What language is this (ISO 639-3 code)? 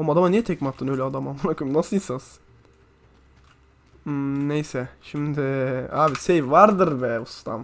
tur